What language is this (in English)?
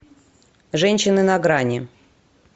Russian